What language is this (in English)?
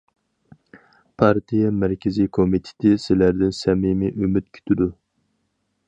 Uyghur